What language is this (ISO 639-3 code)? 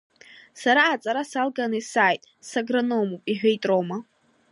abk